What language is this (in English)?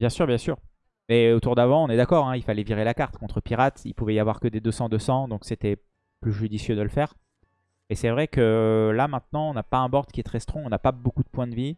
French